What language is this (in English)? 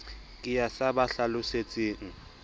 Southern Sotho